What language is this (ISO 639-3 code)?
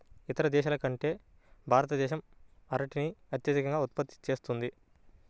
tel